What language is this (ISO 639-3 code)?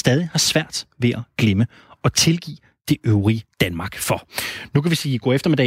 dan